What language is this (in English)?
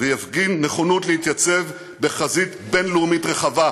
Hebrew